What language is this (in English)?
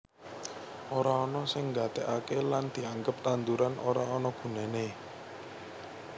Javanese